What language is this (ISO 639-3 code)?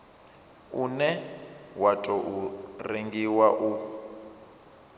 ven